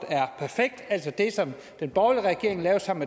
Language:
Danish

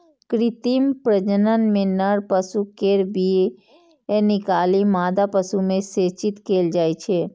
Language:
Maithili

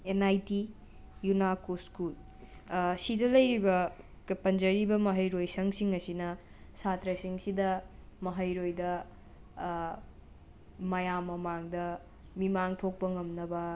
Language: Manipuri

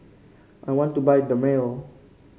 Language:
English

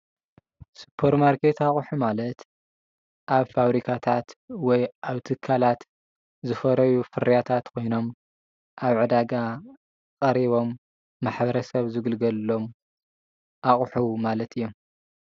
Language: Tigrinya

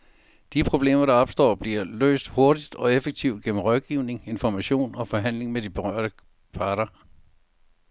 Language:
Danish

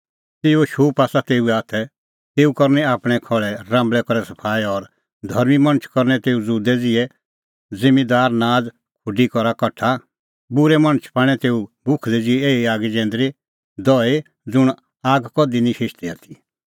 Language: Kullu Pahari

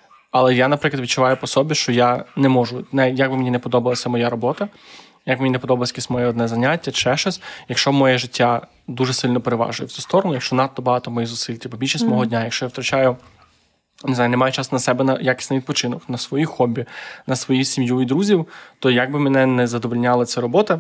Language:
Ukrainian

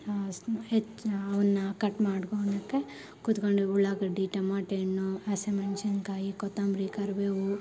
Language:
Kannada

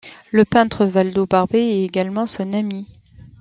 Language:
French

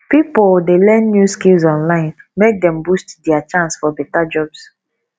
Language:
Nigerian Pidgin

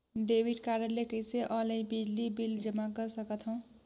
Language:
Chhattisgarhi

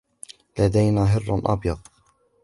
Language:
Arabic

